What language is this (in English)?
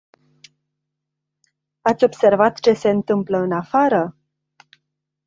Romanian